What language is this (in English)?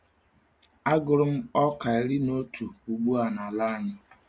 Igbo